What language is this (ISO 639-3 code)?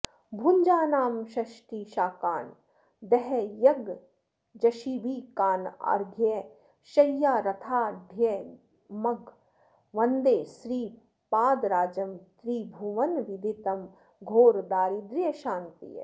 san